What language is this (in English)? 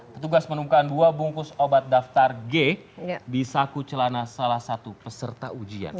Indonesian